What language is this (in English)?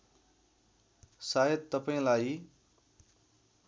Nepali